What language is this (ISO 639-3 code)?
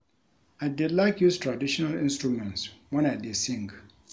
pcm